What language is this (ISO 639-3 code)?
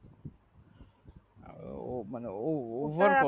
ben